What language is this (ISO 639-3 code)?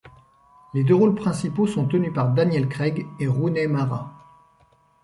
fra